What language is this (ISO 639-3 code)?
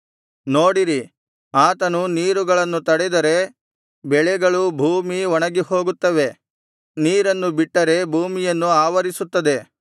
kan